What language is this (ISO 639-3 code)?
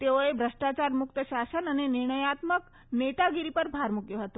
guj